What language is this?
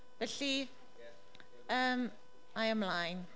Welsh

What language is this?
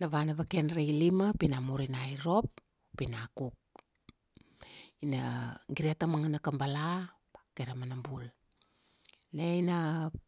Kuanua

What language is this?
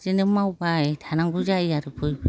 Bodo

